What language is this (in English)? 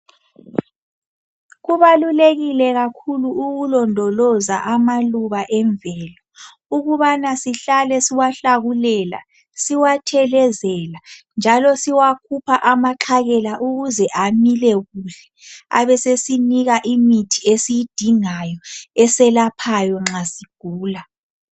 North Ndebele